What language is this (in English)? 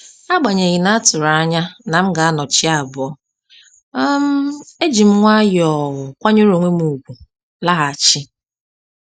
Igbo